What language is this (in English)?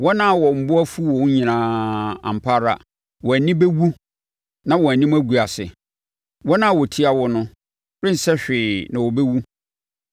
Akan